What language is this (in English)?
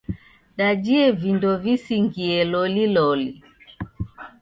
Taita